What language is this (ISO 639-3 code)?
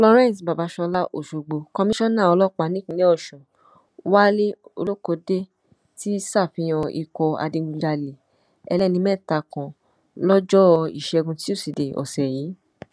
yor